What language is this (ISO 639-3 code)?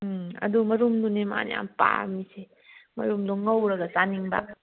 mni